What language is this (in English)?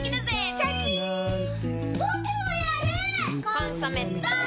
Japanese